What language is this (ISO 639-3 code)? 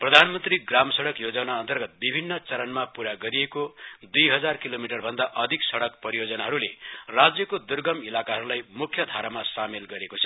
nep